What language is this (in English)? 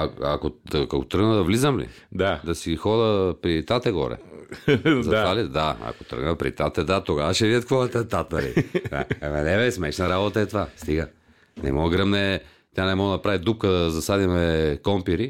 Bulgarian